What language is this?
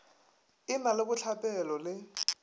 Northern Sotho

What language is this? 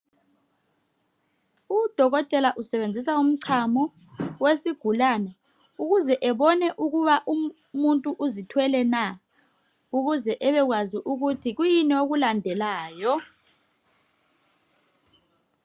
North Ndebele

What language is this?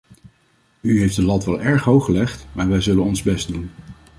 Dutch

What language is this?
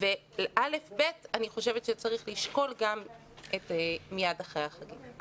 Hebrew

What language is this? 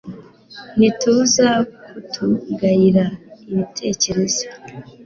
Kinyarwanda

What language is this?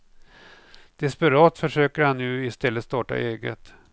Swedish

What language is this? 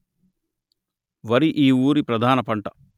Telugu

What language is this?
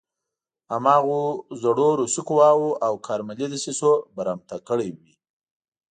Pashto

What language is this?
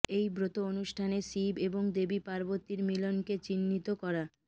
Bangla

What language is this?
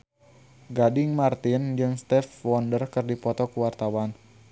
Sundanese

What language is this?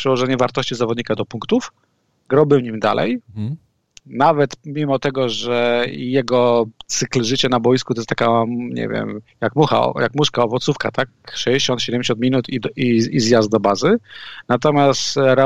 Polish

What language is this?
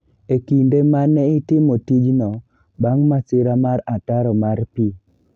Luo (Kenya and Tanzania)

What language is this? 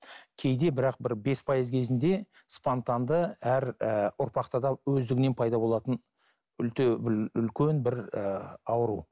Kazakh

